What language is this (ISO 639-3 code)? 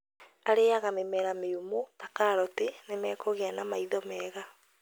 kik